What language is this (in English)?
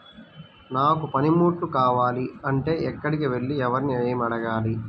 Telugu